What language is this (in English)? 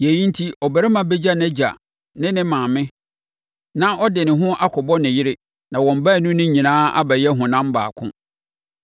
Akan